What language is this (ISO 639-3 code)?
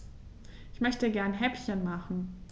deu